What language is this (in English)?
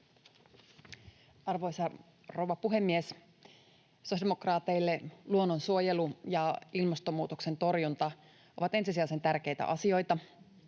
Finnish